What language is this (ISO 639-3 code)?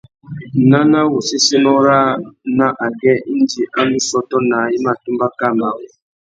bag